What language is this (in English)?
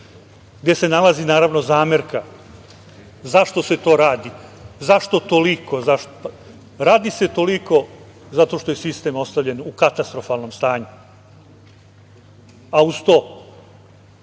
Serbian